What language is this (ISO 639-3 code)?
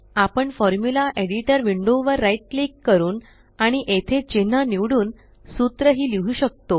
mar